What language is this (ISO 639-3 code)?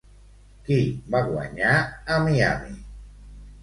cat